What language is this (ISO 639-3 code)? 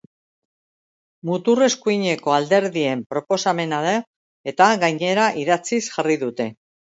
eus